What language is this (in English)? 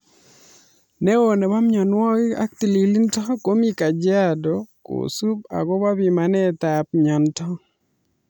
Kalenjin